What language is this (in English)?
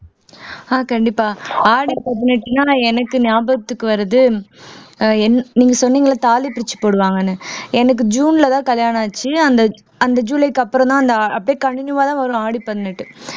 Tamil